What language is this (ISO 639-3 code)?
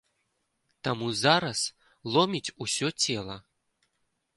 bel